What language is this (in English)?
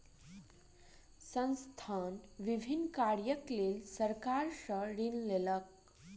Maithili